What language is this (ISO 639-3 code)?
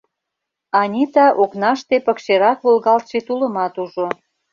chm